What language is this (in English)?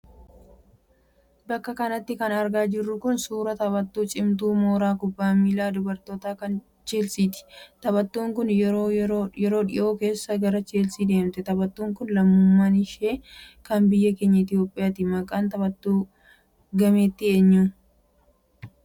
Oromo